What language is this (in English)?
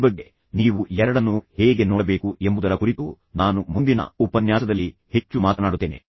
Kannada